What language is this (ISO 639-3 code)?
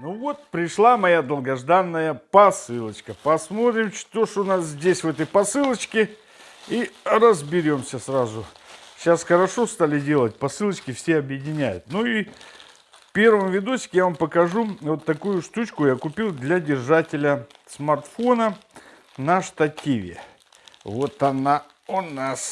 rus